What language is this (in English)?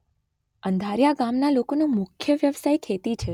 Gujarati